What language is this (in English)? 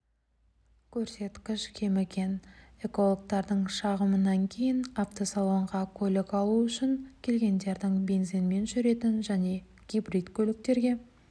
Kazakh